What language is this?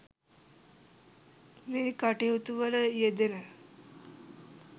Sinhala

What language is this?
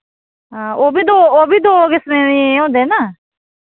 Dogri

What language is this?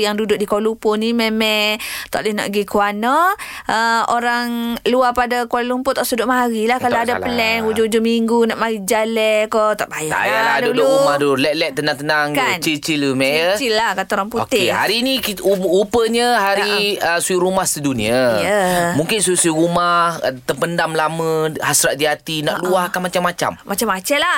Malay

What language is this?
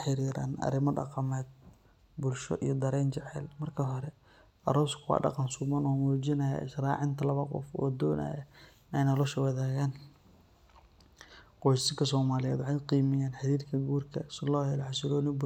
Somali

